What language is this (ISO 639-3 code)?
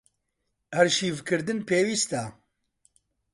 ckb